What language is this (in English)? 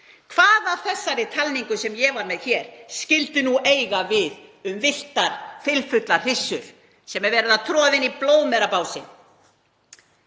Icelandic